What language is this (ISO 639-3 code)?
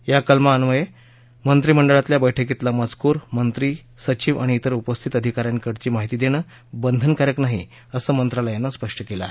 mar